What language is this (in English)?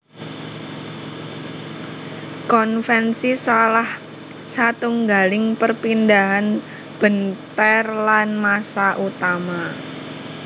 Javanese